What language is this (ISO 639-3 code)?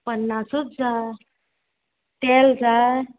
kok